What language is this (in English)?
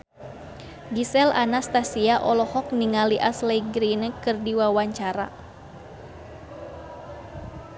Sundanese